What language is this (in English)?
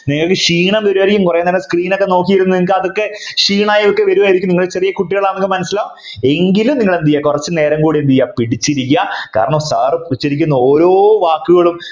Malayalam